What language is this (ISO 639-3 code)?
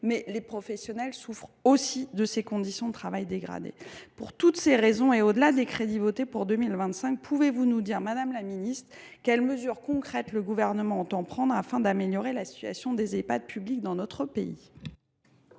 fra